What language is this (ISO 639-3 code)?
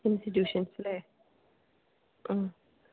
mal